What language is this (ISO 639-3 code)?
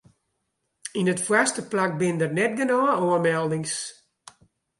fry